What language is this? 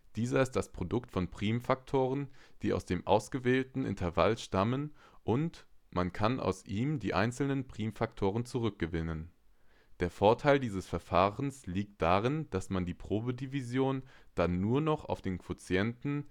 German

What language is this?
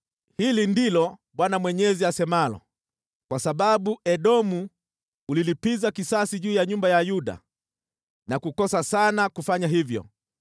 Swahili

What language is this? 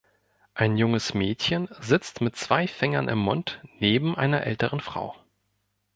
German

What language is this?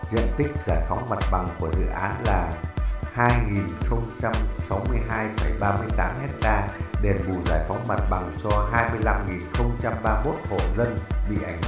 Vietnamese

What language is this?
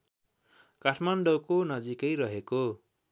Nepali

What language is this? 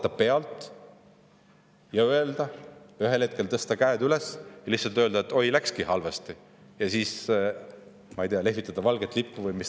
Estonian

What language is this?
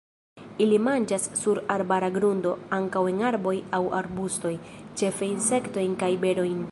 Esperanto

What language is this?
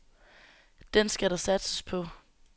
Danish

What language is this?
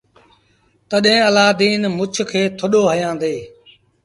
Sindhi Bhil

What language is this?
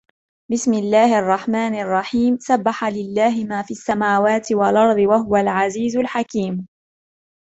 Arabic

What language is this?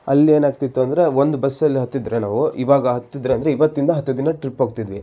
Kannada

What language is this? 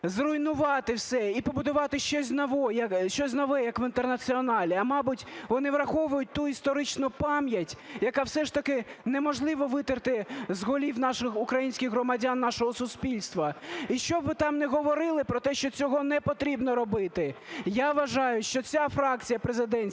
Ukrainian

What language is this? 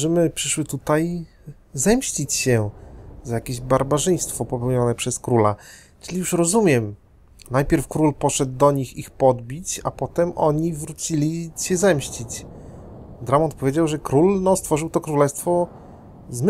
Polish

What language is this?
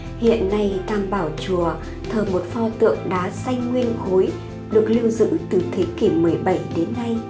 Vietnamese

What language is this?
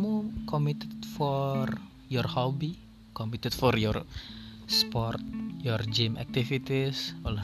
Indonesian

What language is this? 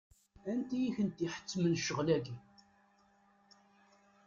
Kabyle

